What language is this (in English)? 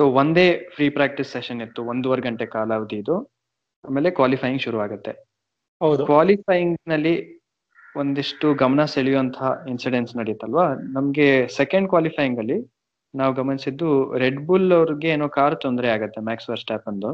Kannada